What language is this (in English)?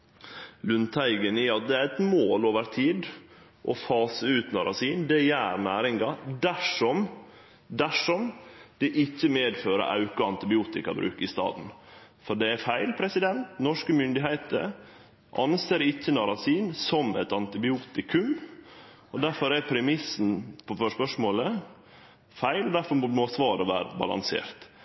Norwegian Nynorsk